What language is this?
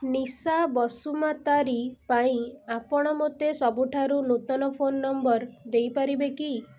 Odia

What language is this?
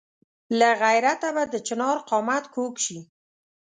Pashto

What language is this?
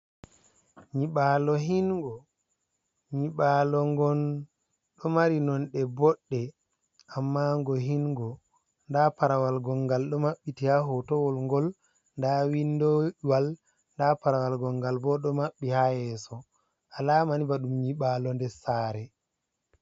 Fula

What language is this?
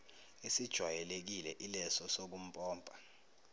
Zulu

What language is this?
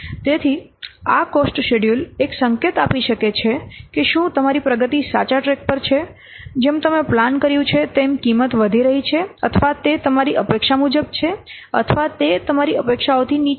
Gujarati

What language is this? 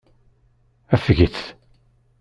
Kabyle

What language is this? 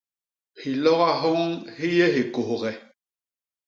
Basaa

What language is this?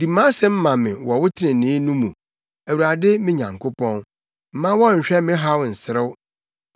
Akan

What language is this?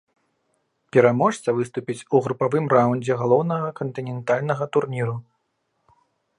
Belarusian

